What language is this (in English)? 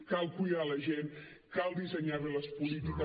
Catalan